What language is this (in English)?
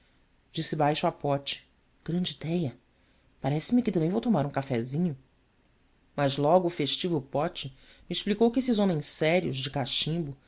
Portuguese